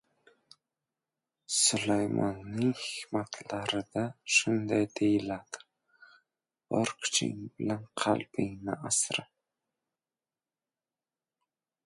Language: Uzbek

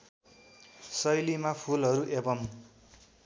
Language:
Nepali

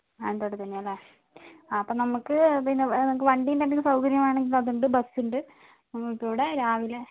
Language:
Malayalam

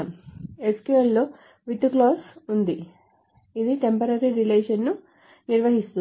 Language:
Telugu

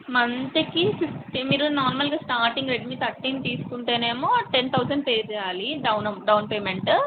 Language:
Telugu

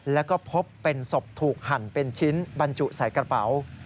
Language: Thai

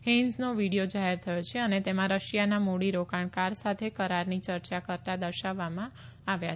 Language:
Gujarati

